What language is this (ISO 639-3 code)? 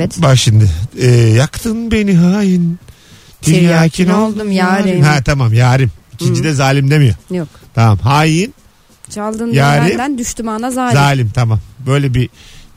tur